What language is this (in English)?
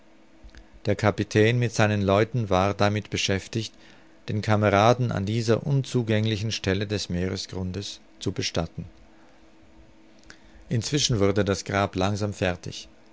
German